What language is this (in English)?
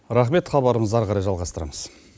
Kazakh